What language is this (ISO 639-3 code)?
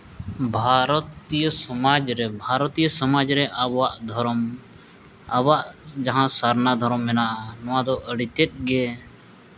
sat